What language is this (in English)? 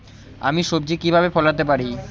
Bangla